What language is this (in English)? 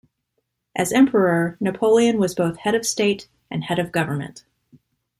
English